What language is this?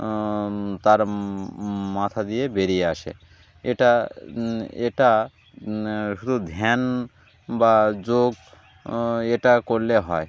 Bangla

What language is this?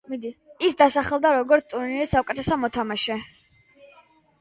Georgian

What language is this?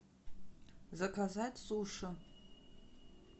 Russian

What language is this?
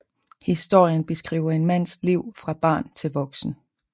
Danish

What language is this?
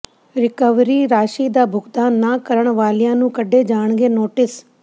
Punjabi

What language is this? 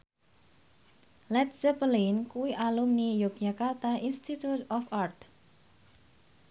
Javanese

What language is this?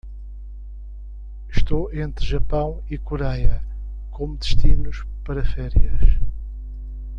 Portuguese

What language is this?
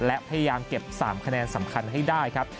Thai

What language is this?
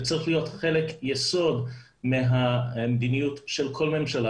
Hebrew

